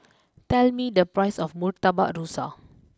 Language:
English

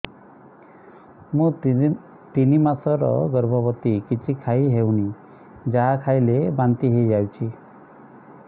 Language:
Odia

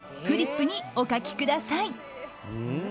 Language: Japanese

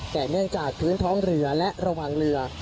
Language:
Thai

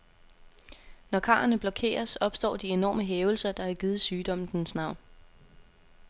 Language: Danish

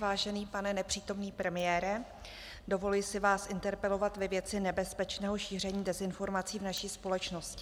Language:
Czech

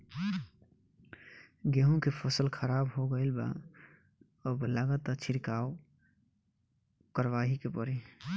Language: Bhojpuri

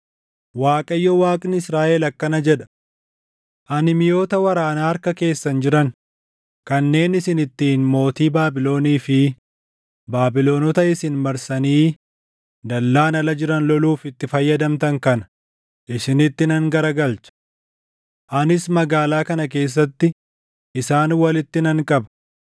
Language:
Oromo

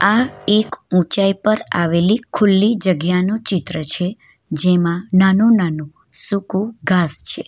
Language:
Gujarati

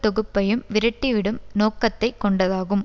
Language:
Tamil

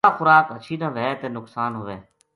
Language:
Gujari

